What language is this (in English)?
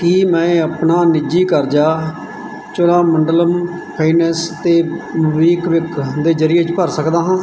Punjabi